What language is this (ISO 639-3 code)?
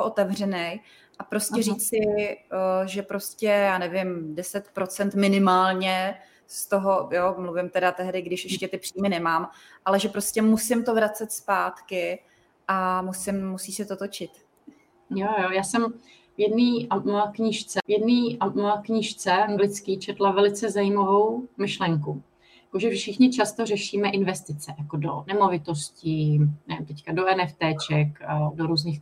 ces